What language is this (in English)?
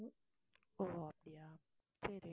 Tamil